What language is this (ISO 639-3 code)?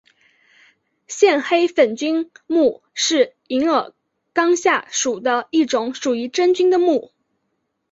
zho